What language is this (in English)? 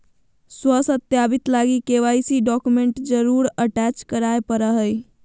Magahi